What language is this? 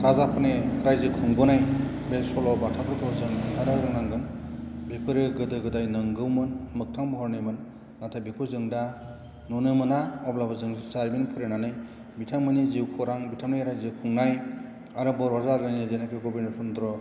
Bodo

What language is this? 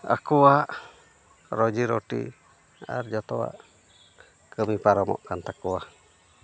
Santali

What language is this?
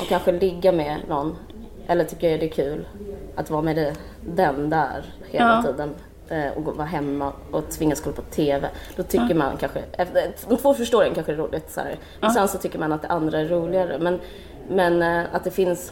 Swedish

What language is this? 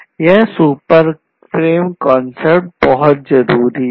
Hindi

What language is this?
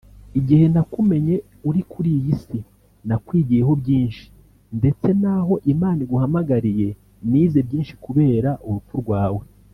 Kinyarwanda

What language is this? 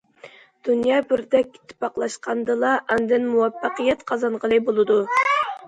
Uyghur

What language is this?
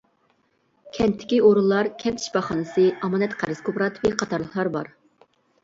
Uyghur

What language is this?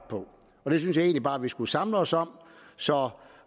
Danish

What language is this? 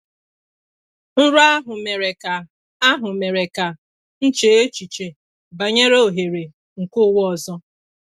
Igbo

